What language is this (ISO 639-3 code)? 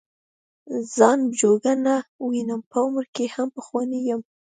pus